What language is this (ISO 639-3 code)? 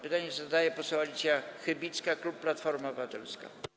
pol